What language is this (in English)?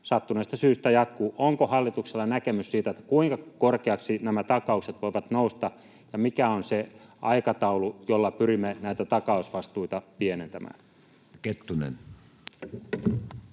Finnish